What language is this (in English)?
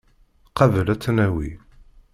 Kabyle